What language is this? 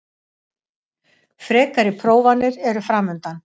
Icelandic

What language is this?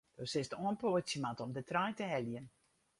Western Frisian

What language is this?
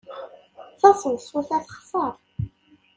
Kabyle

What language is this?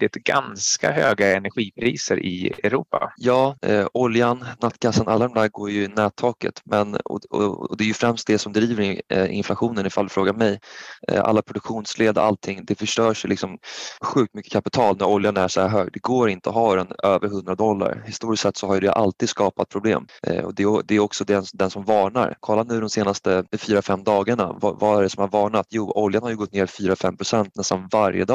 Swedish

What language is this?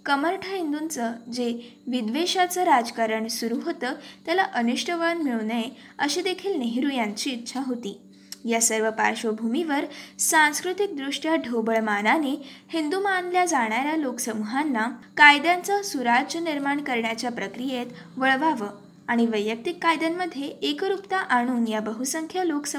Marathi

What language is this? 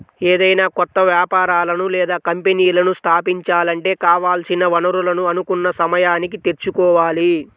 Telugu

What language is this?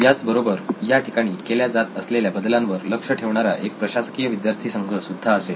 Marathi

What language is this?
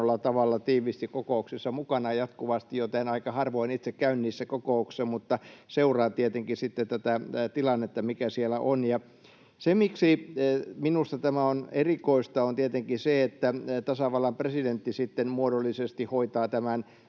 Finnish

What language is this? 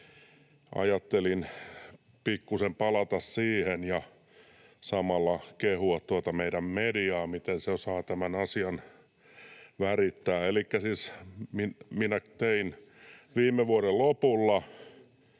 Finnish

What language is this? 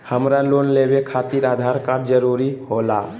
Magahi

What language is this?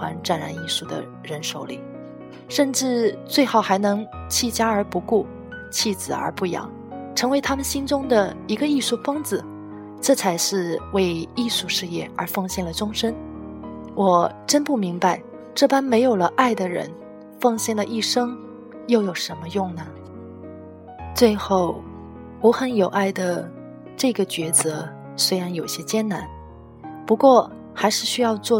Chinese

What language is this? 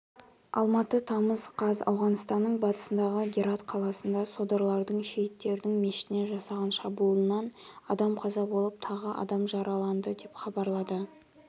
Kazakh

